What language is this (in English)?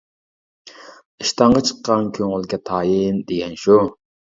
Uyghur